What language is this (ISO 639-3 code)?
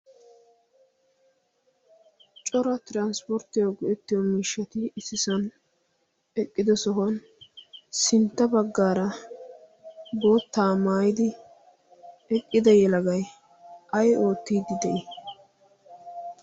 wal